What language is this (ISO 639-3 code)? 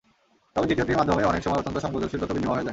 ben